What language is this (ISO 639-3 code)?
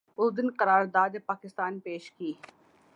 urd